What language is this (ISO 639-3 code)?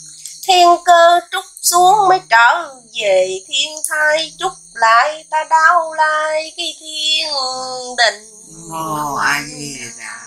vie